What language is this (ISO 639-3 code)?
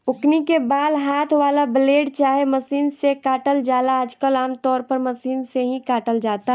bho